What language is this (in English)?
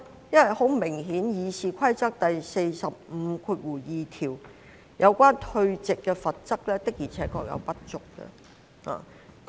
Cantonese